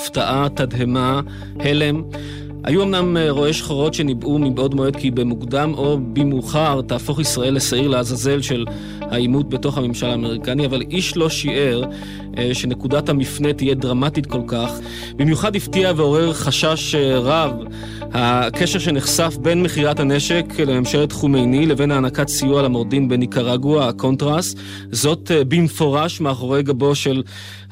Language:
Hebrew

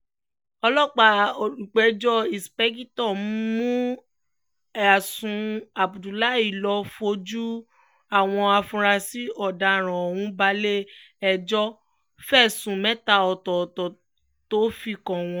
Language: Yoruba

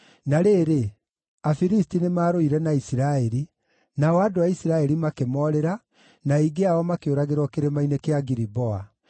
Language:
Kikuyu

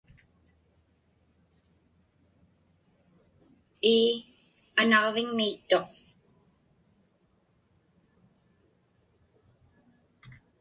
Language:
Inupiaq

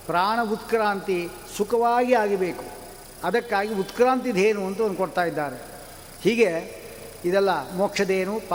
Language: Kannada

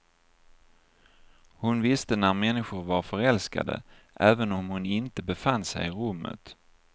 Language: Swedish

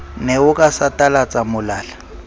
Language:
Southern Sotho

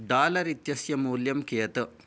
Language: Sanskrit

